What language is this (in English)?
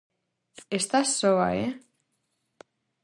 Galician